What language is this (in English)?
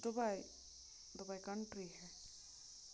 Kashmiri